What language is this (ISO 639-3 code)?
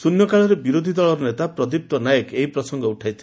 ori